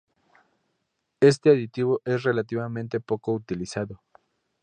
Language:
Spanish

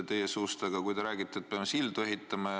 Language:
Estonian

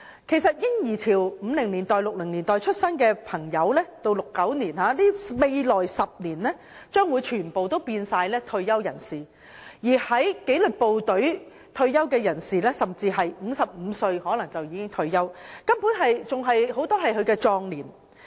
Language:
Cantonese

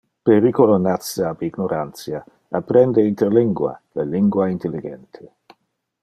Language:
Interlingua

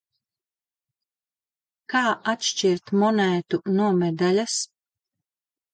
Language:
Latvian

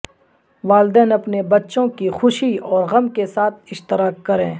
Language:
Urdu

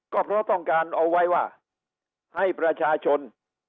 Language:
Thai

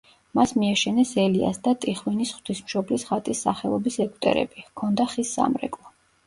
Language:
Georgian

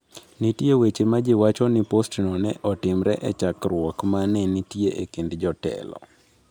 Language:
Luo (Kenya and Tanzania)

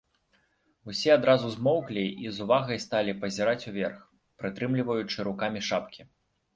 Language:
Belarusian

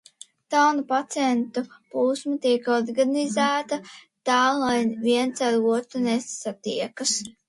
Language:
Latvian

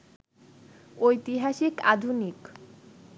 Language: Bangla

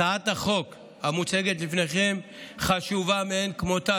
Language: Hebrew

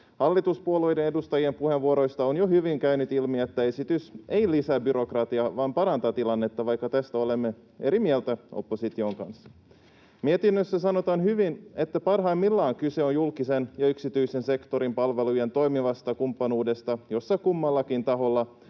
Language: Finnish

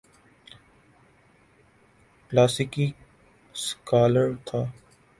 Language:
Urdu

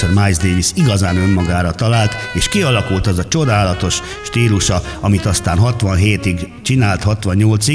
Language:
Hungarian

